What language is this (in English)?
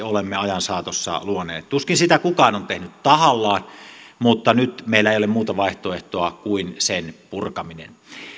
Finnish